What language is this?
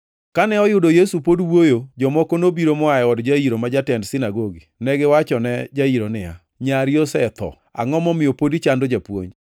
Luo (Kenya and Tanzania)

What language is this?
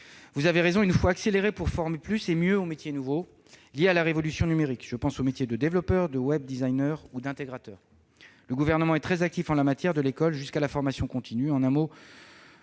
French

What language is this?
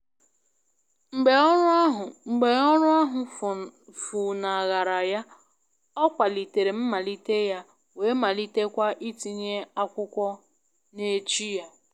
Igbo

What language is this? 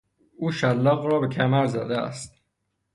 Persian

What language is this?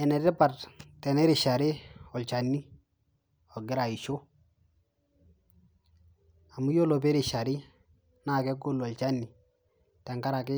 Masai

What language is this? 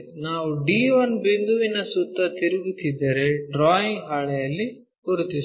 Kannada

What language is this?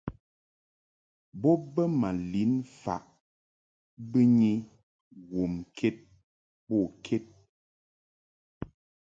Mungaka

